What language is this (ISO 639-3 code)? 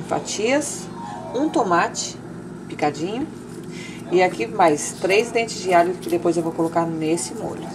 por